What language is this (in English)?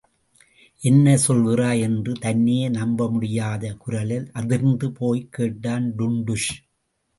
Tamil